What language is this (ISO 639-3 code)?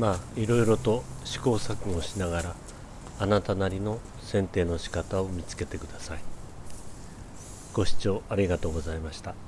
jpn